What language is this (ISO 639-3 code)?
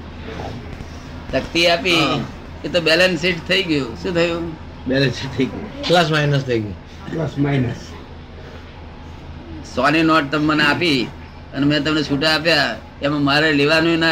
guj